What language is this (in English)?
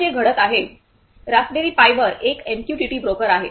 Marathi